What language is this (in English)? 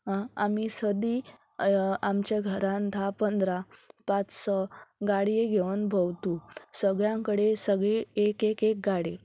Konkani